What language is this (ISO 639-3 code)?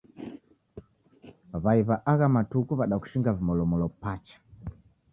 dav